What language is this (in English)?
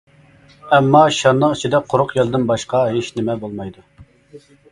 Uyghur